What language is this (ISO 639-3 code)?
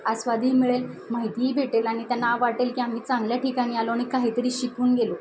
mar